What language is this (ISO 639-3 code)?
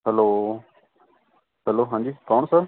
pan